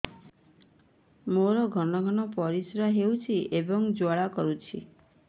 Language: Odia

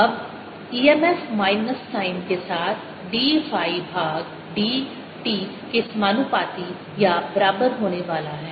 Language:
Hindi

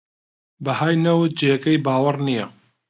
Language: Central Kurdish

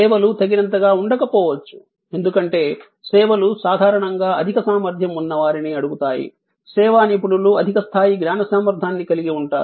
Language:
Telugu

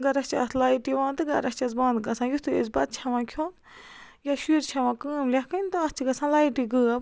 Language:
Kashmiri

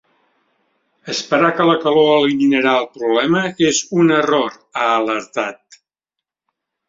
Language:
Catalan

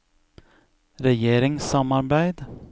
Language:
Norwegian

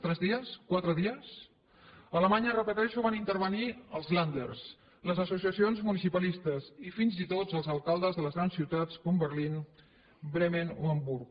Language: Catalan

